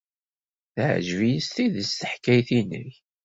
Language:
Kabyle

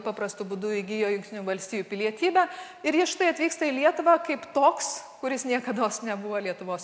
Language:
Lithuanian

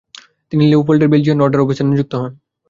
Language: Bangla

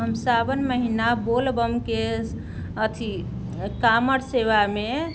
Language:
Maithili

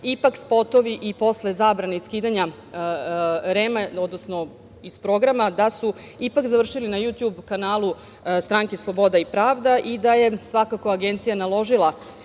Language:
Serbian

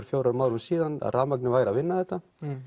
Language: Icelandic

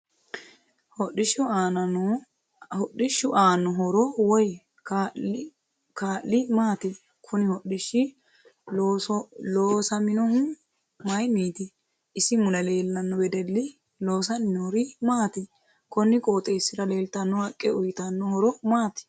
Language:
Sidamo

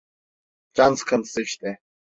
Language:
Turkish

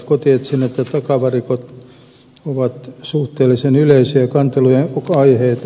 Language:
Finnish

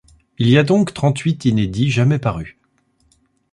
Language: French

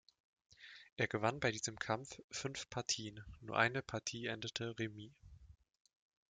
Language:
German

